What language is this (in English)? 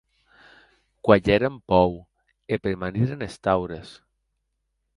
Occitan